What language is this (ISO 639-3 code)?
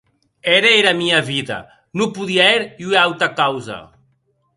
oci